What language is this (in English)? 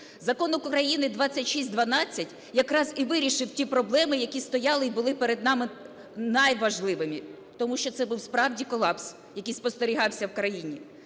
Ukrainian